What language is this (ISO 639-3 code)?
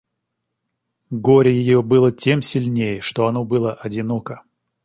rus